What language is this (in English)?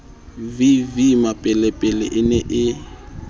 Southern Sotho